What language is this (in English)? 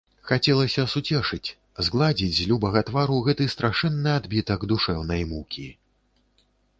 Belarusian